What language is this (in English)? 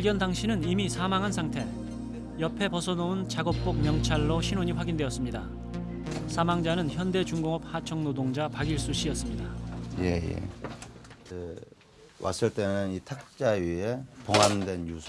Korean